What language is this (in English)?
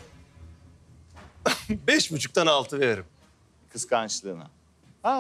Turkish